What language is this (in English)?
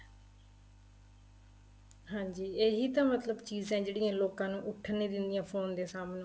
Punjabi